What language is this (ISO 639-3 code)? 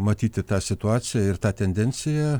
lit